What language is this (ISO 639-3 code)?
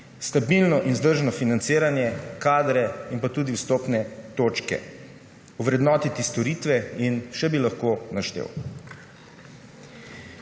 slv